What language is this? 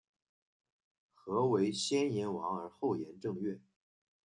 Chinese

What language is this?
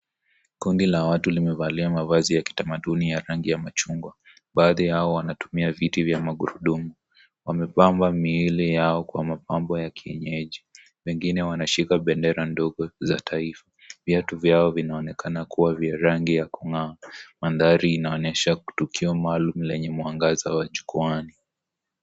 Swahili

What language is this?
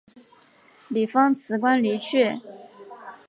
Chinese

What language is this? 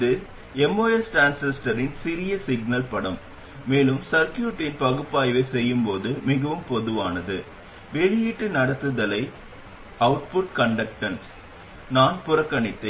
Tamil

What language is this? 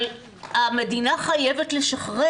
Hebrew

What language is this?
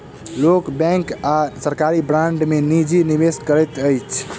Maithili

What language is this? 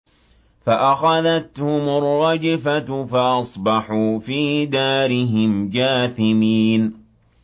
Arabic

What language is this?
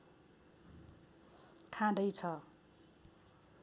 Nepali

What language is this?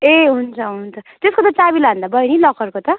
Nepali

